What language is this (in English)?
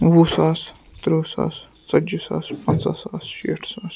Kashmiri